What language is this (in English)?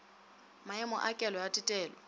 Northern Sotho